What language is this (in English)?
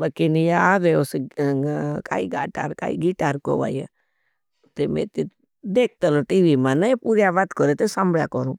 Bhili